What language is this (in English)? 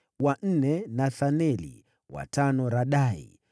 Swahili